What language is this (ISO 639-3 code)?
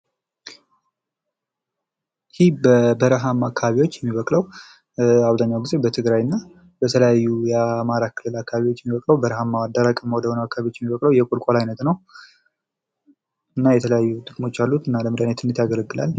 amh